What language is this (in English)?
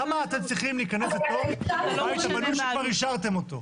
Hebrew